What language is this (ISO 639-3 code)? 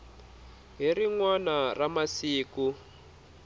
tso